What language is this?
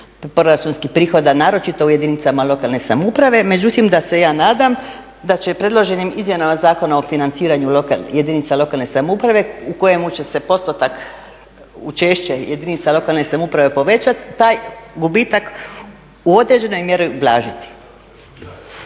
Croatian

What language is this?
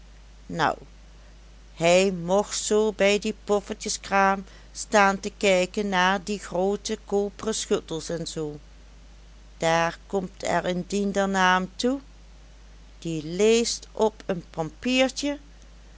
Dutch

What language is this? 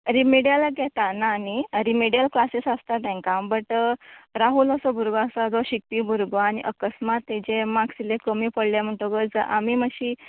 Konkani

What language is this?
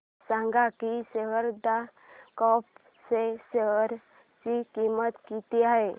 Marathi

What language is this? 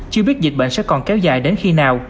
Vietnamese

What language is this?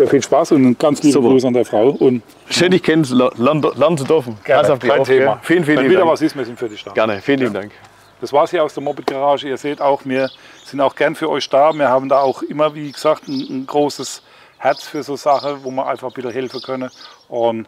German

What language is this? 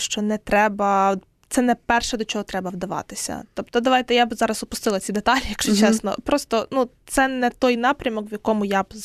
Ukrainian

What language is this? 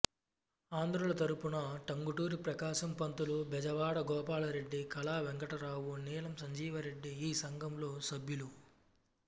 Telugu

